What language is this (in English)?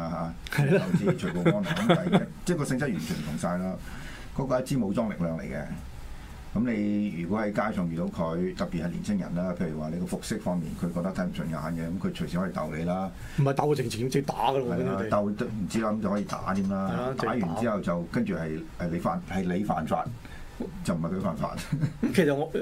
Chinese